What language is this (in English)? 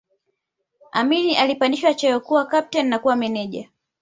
Swahili